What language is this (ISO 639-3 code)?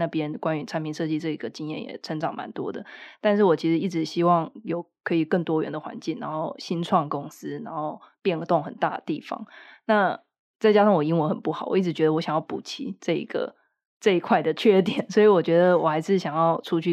zho